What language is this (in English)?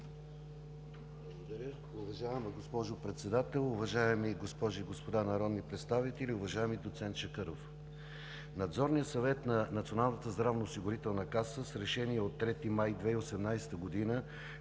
Bulgarian